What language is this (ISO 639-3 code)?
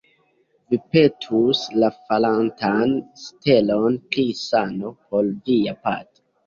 epo